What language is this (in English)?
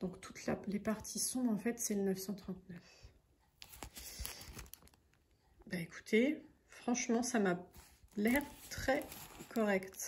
French